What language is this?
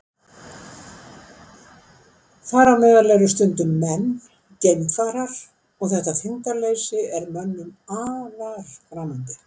Icelandic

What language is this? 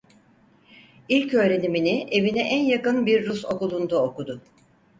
Turkish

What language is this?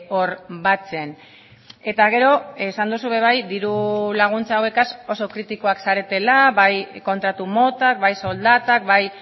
Basque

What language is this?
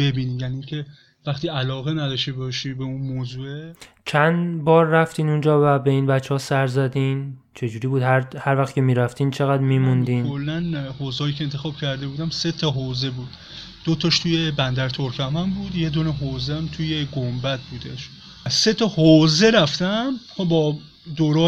Persian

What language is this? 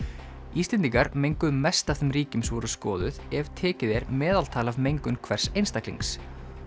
Icelandic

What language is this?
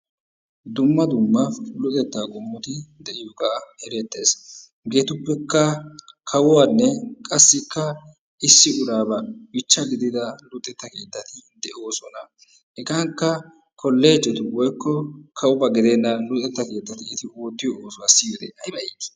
Wolaytta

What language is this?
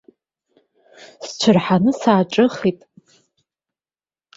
Abkhazian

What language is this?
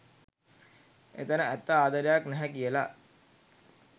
Sinhala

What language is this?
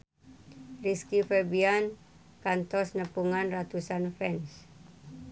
Sundanese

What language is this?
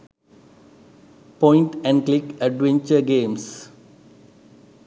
Sinhala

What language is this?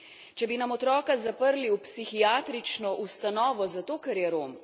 Slovenian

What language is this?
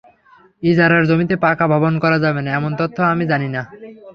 Bangla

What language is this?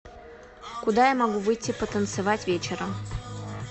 Russian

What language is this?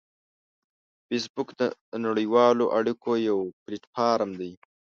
Pashto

